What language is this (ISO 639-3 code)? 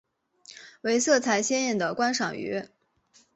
zho